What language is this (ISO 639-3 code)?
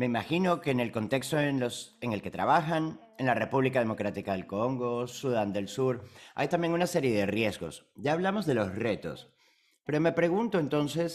spa